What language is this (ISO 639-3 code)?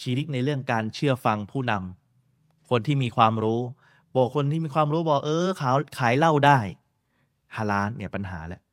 tha